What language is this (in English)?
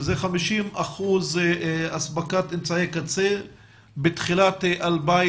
Hebrew